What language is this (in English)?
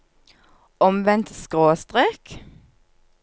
Norwegian